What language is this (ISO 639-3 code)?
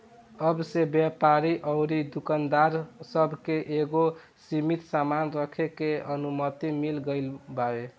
bho